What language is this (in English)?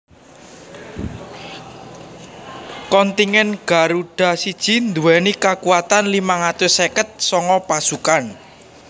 Javanese